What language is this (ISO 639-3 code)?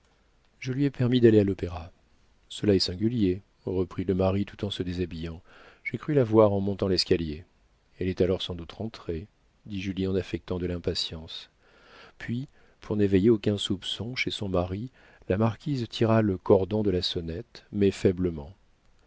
fra